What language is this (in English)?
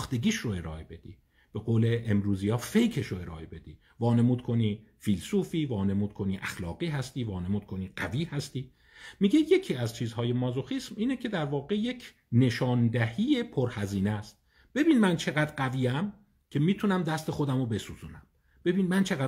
Persian